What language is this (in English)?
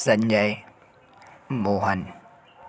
Hindi